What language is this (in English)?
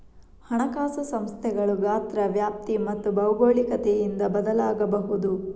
Kannada